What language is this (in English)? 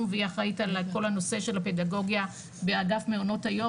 Hebrew